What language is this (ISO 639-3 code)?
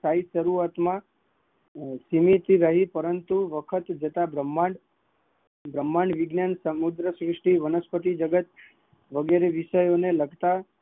guj